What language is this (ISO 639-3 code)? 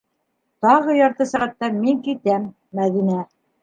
bak